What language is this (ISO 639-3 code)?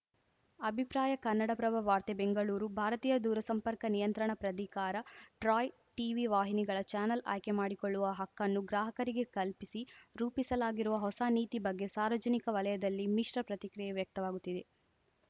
kan